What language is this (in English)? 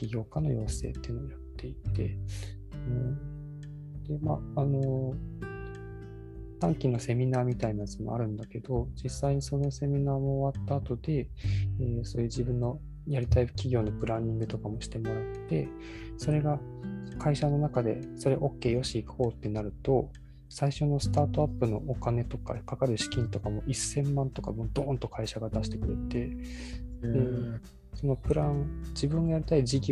Japanese